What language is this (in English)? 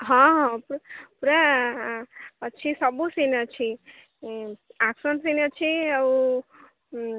Odia